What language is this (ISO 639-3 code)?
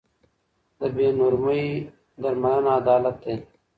pus